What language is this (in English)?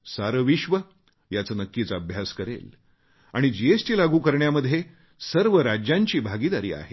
Marathi